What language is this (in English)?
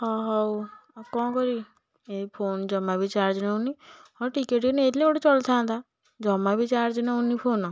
Odia